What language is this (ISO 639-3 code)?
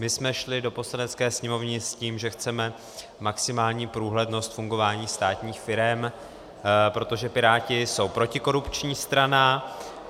ces